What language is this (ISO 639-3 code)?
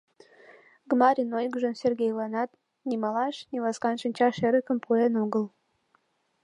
chm